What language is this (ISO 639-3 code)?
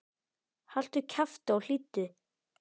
isl